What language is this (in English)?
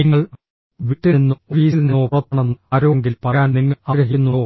Malayalam